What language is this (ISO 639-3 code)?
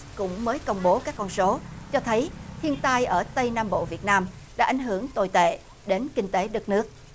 vie